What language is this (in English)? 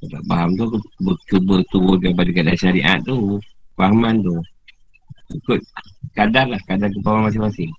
Malay